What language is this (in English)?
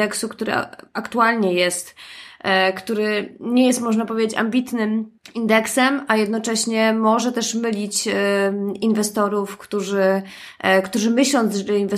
Polish